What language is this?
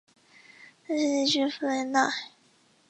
Chinese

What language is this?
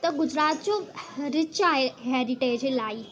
Sindhi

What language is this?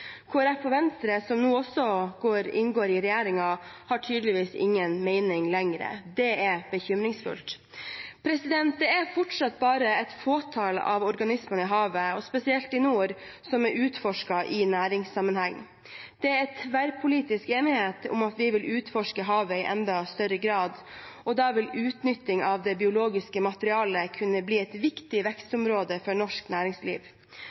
Norwegian Bokmål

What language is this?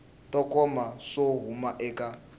Tsonga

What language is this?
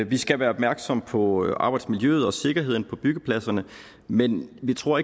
Danish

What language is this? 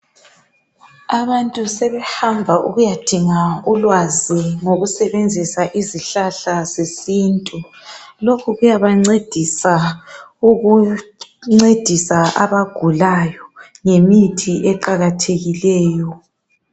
North Ndebele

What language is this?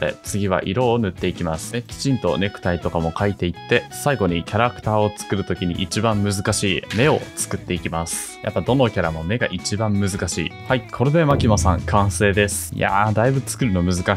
Japanese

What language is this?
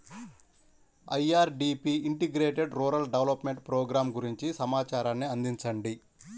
Telugu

